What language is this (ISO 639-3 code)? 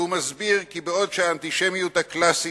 heb